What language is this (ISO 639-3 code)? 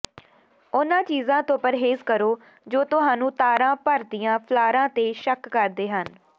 pan